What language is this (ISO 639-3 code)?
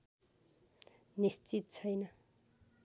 nep